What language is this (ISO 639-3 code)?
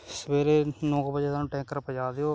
pan